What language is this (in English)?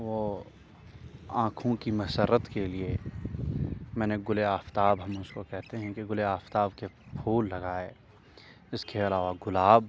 Urdu